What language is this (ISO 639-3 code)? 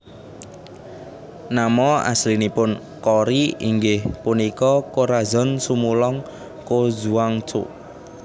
jav